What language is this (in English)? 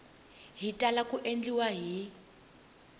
Tsonga